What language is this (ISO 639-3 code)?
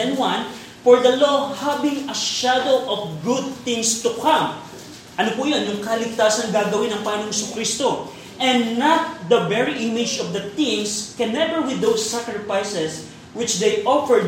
fil